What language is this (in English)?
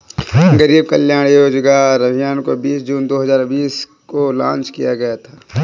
Hindi